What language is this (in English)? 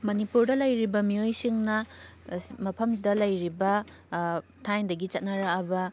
Manipuri